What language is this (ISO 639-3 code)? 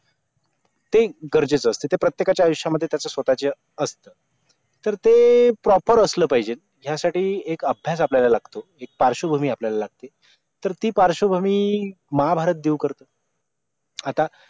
mar